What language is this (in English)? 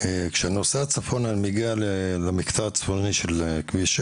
Hebrew